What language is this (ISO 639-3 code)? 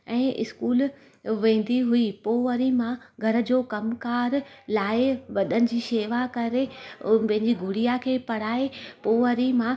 snd